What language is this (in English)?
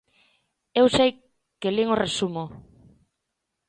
Galician